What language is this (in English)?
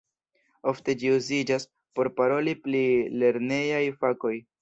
Esperanto